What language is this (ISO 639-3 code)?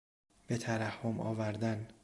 fas